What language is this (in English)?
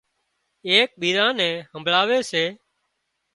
Wadiyara Koli